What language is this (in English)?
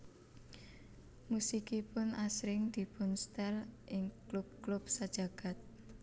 Javanese